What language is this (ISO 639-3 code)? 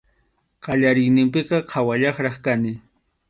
qxu